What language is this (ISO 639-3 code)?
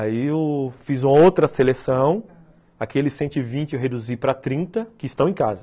por